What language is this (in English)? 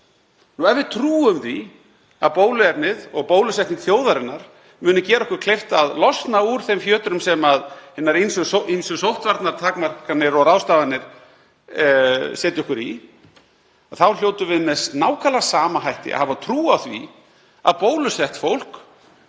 Icelandic